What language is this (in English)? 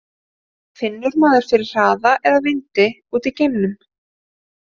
Icelandic